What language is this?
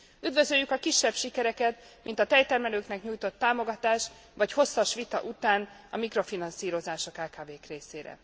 Hungarian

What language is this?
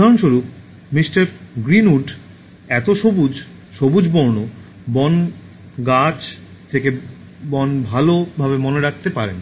Bangla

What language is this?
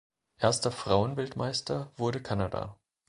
German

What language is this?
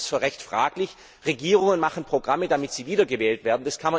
German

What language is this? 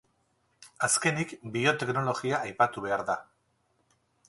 Basque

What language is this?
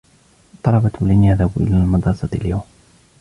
Arabic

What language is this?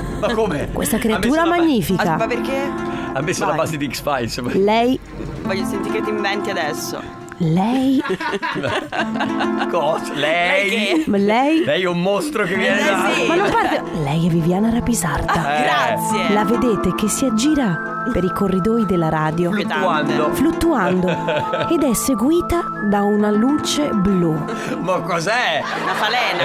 Italian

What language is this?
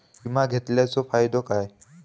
Marathi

